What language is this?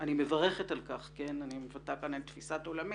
Hebrew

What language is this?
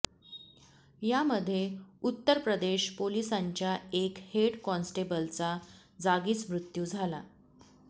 Marathi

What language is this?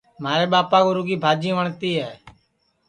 Sansi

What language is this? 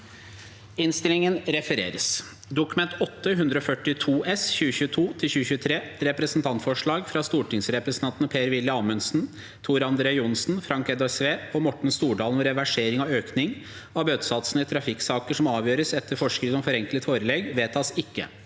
Norwegian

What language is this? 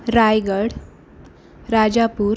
Marathi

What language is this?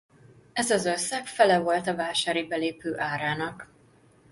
Hungarian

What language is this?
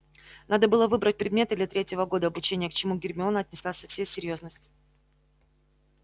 Russian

